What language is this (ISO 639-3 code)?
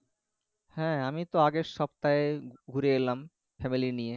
ben